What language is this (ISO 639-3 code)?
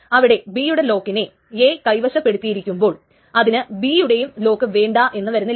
mal